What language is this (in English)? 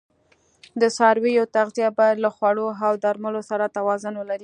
Pashto